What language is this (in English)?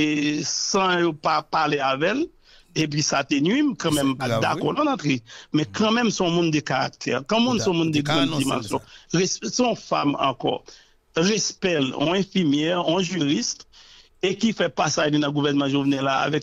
French